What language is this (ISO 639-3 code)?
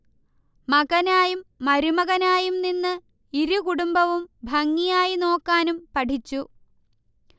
mal